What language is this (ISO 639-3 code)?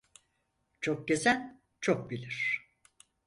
tur